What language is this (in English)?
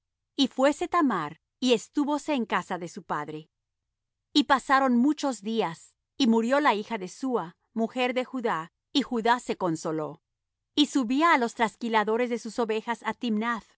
Spanish